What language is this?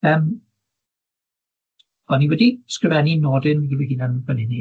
Welsh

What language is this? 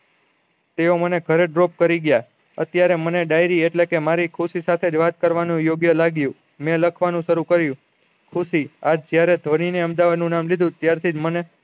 Gujarati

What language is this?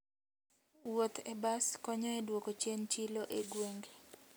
Luo (Kenya and Tanzania)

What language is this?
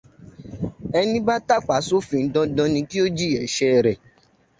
Yoruba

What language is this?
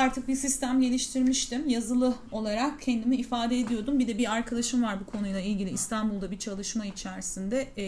Turkish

